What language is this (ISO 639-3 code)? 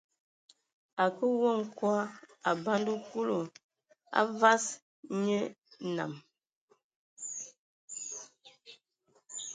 ewo